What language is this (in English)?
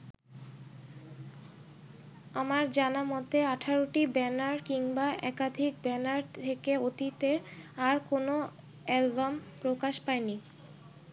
Bangla